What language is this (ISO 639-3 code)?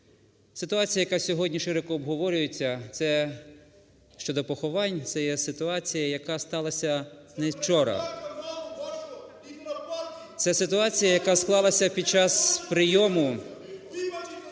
ukr